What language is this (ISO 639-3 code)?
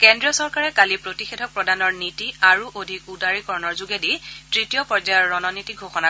asm